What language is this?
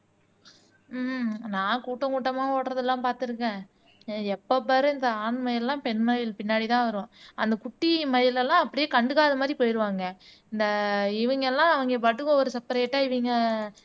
Tamil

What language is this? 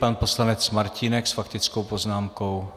Czech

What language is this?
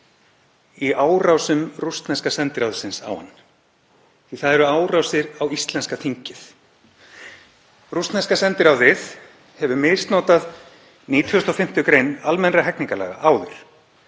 Icelandic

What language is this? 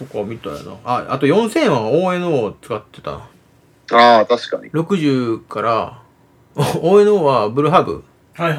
Japanese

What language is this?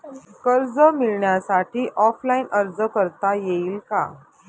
Marathi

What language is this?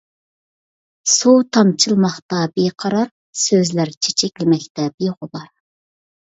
Uyghur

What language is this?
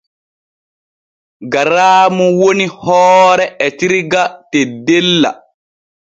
Borgu Fulfulde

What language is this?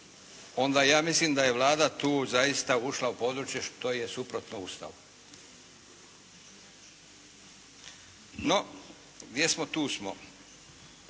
Croatian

